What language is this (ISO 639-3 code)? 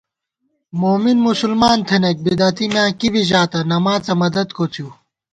gwt